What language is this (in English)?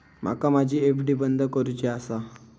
Marathi